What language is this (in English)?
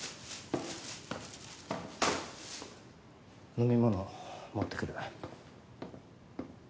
Japanese